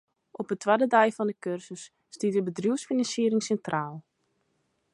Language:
Western Frisian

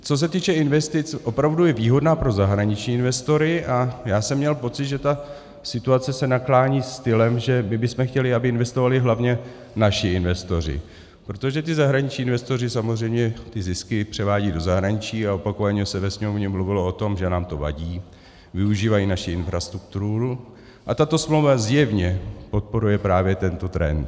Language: Czech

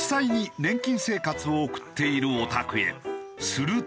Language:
Japanese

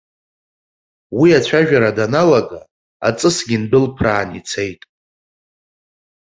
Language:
Abkhazian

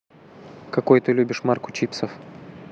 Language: Russian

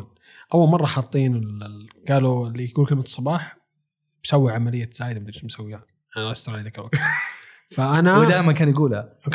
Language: Arabic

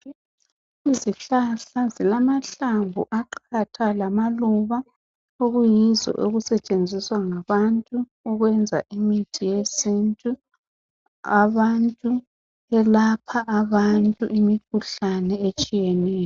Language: North Ndebele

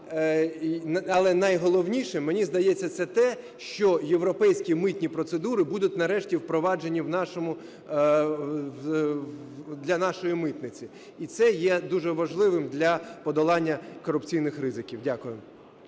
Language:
Ukrainian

